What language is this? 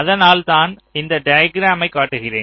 Tamil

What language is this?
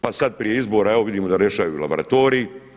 Croatian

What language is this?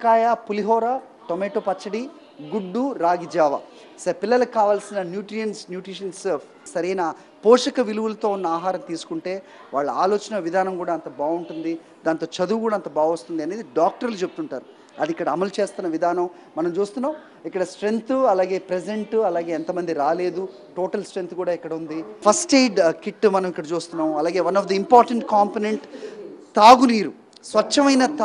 Telugu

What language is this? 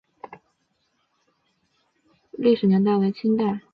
Chinese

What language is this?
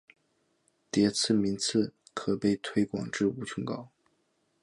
Chinese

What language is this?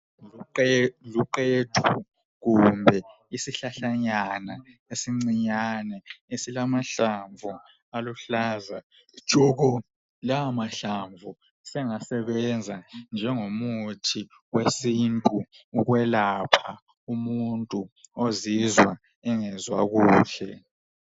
North Ndebele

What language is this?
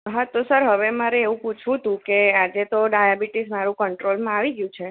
Gujarati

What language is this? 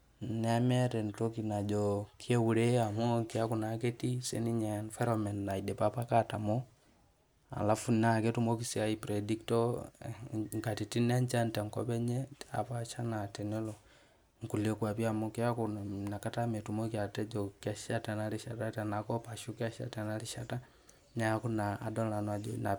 Masai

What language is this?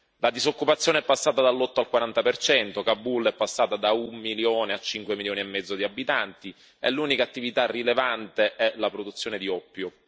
Italian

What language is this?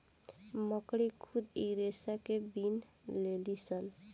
Bhojpuri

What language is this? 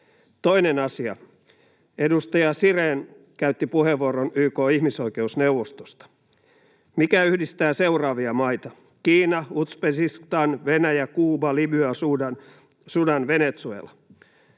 Finnish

